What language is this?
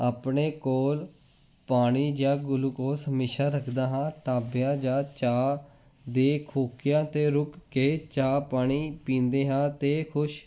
Punjabi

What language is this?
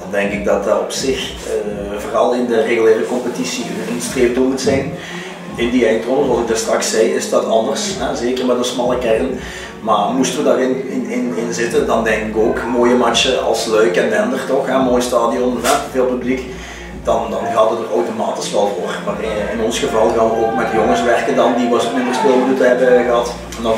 Dutch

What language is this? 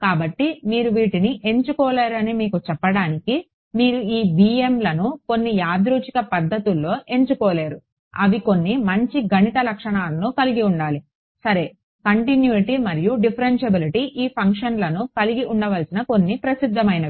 Telugu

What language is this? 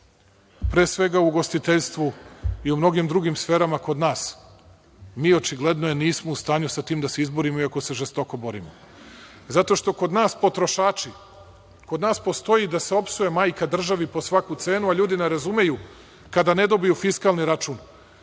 Serbian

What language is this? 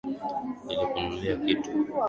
Swahili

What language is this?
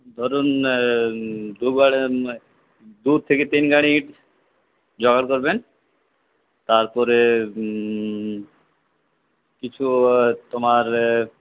Bangla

